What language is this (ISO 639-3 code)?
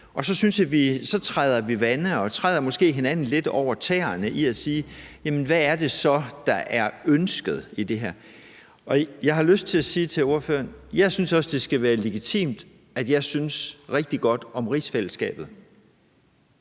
dan